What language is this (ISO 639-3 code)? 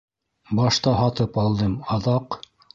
bak